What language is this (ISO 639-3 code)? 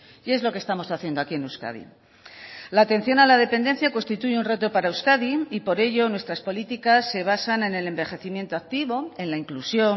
spa